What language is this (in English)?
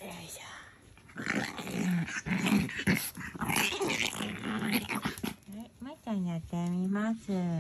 Japanese